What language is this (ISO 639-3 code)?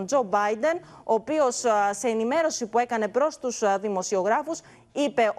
ell